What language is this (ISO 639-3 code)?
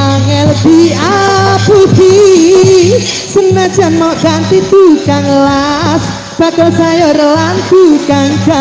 ind